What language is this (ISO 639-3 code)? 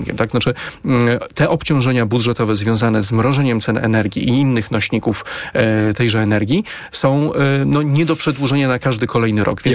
pol